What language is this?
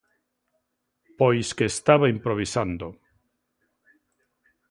Galician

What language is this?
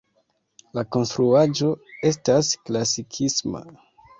Esperanto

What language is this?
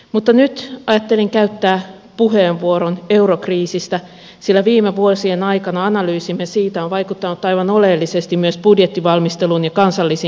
Finnish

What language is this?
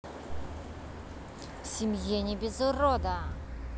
Russian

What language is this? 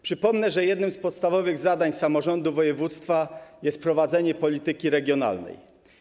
Polish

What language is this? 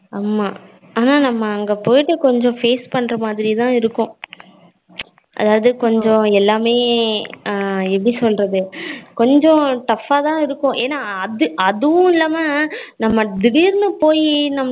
Tamil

